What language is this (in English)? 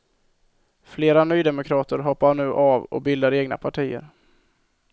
Swedish